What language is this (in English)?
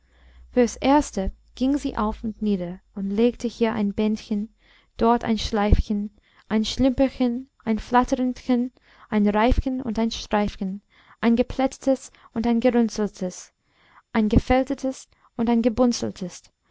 German